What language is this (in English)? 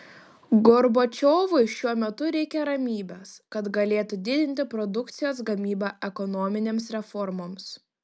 Lithuanian